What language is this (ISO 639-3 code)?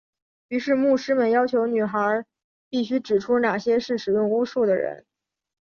zho